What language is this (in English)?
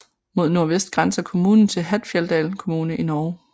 Danish